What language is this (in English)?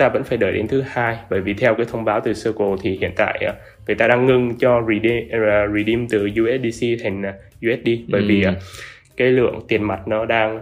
Vietnamese